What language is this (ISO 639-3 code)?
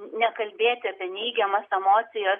lit